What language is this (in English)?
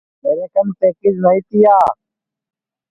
Sansi